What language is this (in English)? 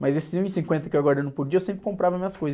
Portuguese